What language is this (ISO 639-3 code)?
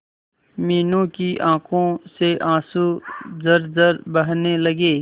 hin